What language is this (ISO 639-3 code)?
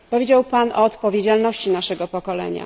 pol